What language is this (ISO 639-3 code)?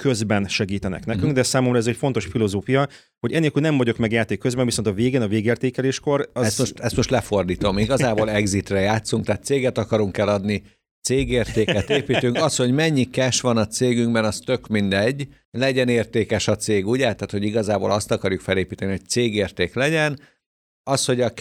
hun